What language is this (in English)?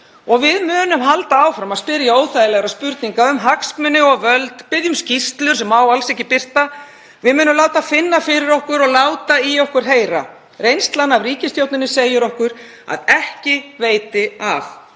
Icelandic